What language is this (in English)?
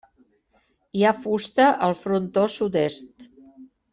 Catalan